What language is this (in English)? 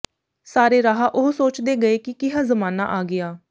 Punjabi